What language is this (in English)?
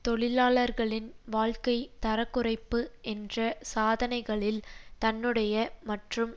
Tamil